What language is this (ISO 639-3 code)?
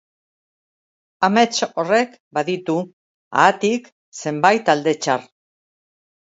eus